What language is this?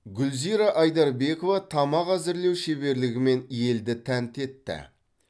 Kazakh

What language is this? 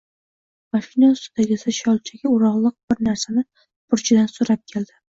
Uzbek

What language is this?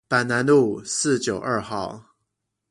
Chinese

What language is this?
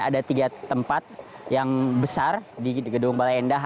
Indonesian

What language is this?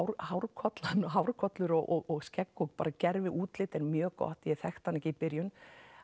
Icelandic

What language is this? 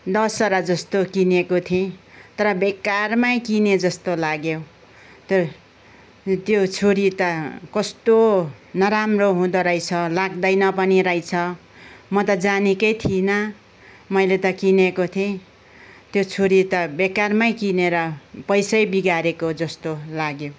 Nepali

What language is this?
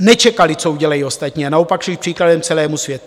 Czech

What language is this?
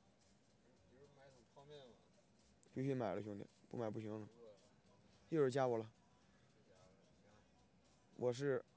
Chinese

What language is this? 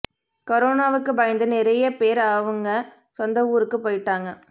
Tamil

